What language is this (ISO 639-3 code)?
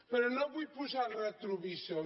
cat